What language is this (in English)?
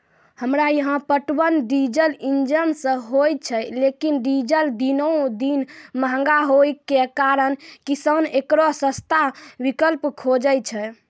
Maithili